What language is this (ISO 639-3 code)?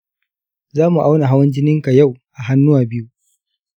hau